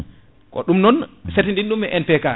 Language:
Fula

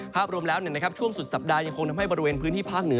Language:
Thai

